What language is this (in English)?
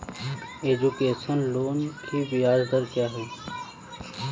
Hindi